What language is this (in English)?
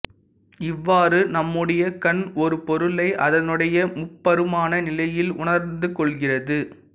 Tamil